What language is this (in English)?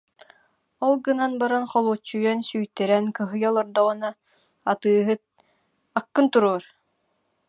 Yakut